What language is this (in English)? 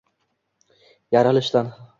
Uzbek